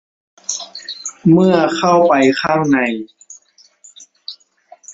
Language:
Thai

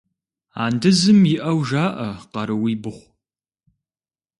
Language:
Kabardian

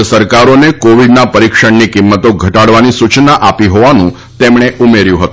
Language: Gujarati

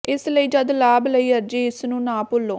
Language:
Punjabi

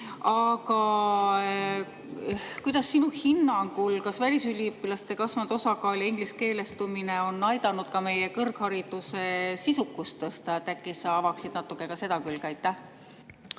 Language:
Estonian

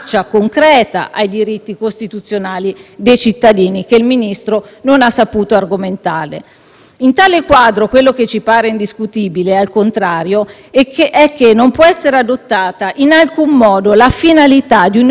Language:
Italian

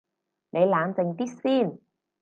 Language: Cantonese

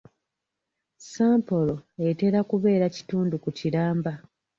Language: Ganda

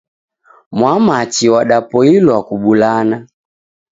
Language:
Taita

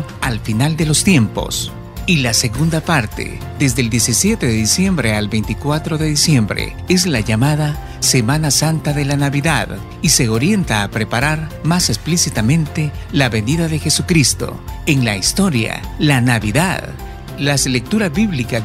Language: Spanish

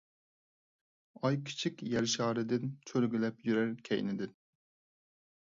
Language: Uyghur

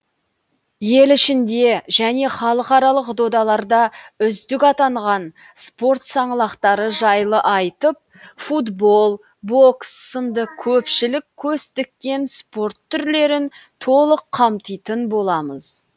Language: Kazakh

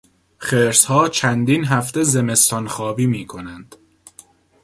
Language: Persian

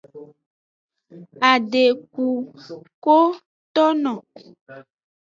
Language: Aja (Benin)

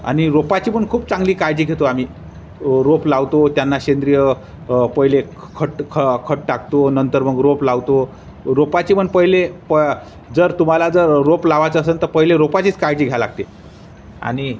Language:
Marathi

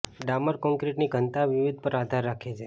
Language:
Gujarati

